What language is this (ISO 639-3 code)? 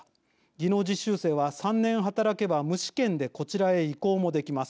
jpn